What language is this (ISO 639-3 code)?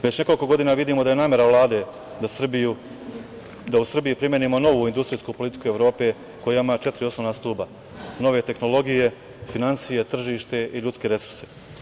srp